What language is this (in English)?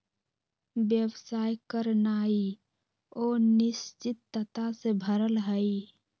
Magahi